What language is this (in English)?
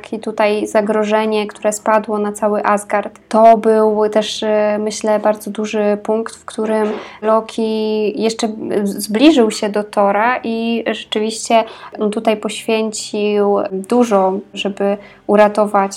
Polish